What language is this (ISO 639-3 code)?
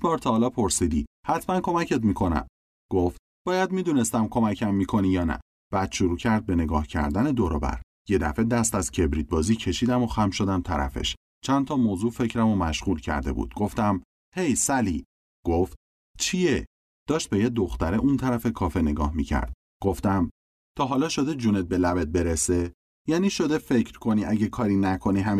fas